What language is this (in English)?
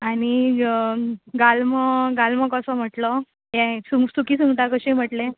Konkani